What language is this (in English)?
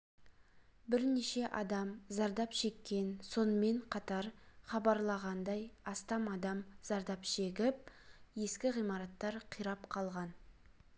Kazakh